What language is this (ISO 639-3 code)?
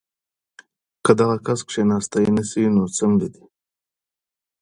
pus